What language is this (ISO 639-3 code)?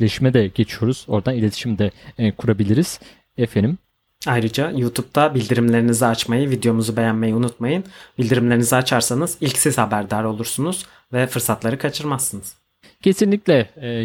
tur